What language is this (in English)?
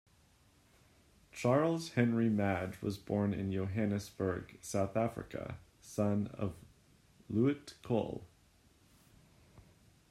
English